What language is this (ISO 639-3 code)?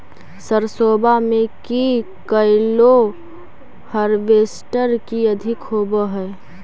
mag